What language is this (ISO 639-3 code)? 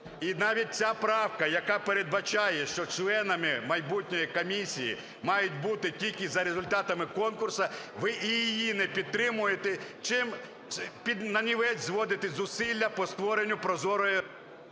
ukr